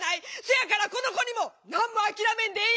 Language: Japanese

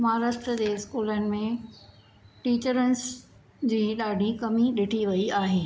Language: Sindhi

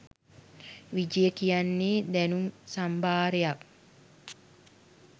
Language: Sinhala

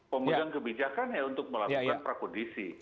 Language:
Indonesian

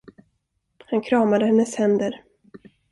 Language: Swedish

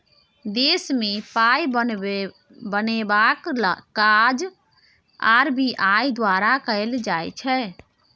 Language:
Maithili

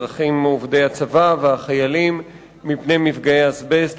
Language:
Hebrew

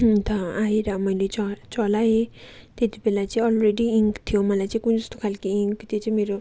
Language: Nepali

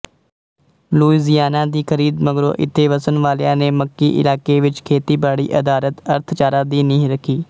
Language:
Punjabi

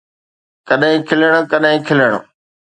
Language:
Sindhi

